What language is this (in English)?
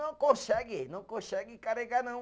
Portuguese